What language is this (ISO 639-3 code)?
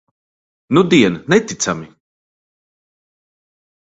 lav